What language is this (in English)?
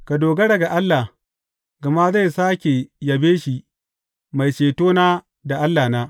Hausa